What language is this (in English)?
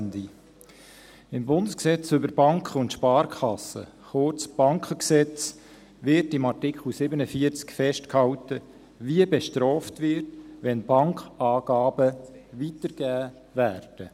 Swiss German